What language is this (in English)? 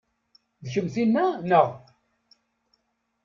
Kabyle